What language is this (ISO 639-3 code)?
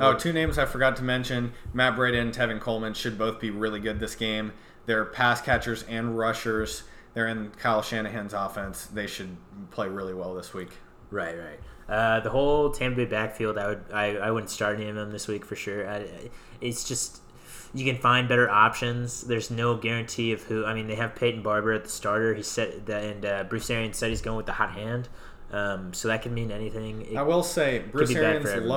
eng